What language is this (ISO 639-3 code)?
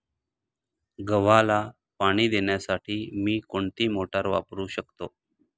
mar